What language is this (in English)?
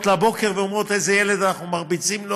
Hebrew